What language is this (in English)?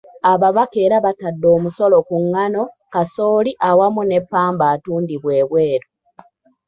Ganda